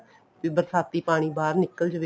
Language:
Punjabi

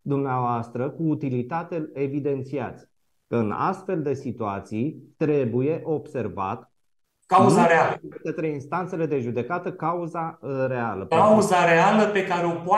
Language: Romanian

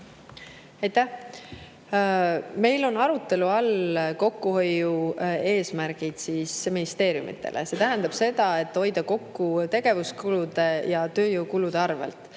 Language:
Estonian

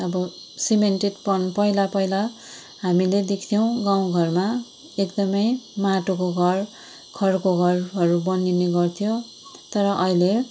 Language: Nepali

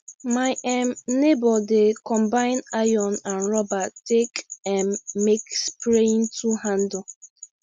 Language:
Nigerian Pidgin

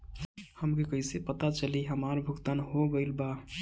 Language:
Bhojpuri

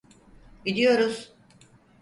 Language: Turkish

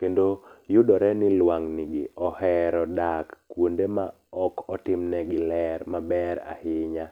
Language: Luo (Kenya and Tanzania)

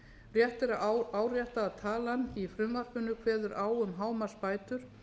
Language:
Icelandic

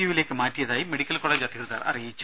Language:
Malayalam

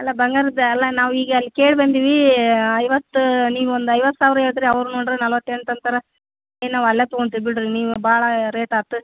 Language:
Kannada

